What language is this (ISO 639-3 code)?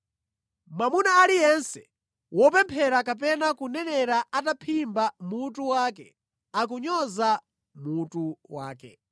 nya